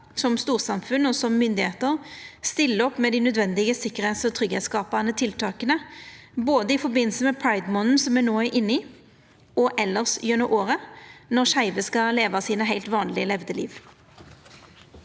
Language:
Norwegian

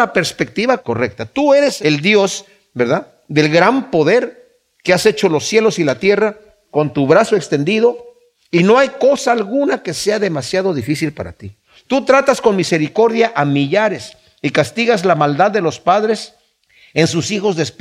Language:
Spanish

